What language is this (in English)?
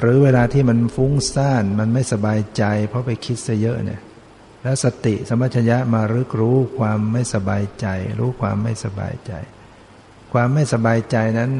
Thai